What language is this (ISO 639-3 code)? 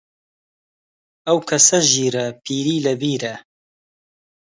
ckb